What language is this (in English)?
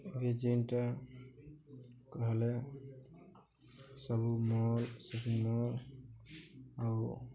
Odia